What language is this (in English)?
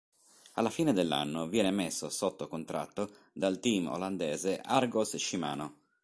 Italian